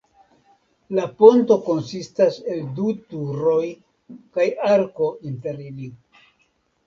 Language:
Esperanto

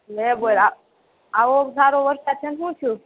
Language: Gujarati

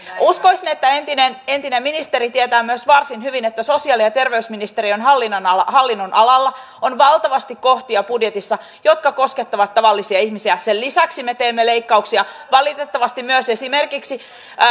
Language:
Finnish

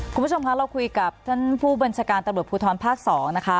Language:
Thai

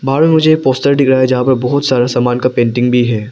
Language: Hindi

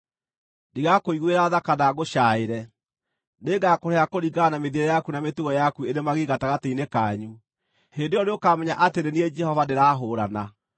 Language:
Kikuyu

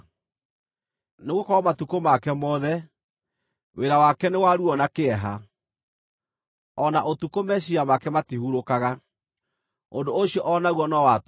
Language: Kikuyu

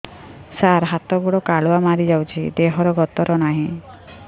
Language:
Odia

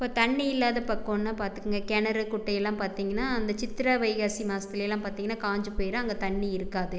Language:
Tamil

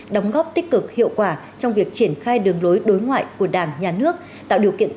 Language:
Vietnamese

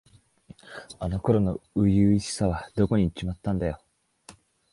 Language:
Japanese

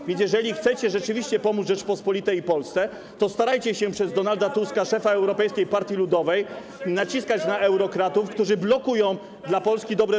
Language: Polish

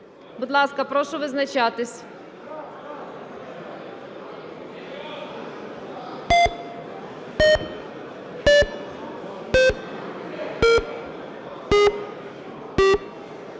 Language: Ukrainian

